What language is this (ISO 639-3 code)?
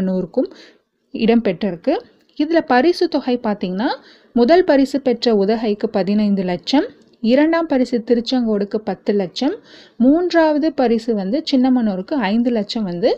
tam